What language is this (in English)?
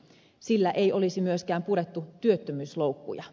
Finnish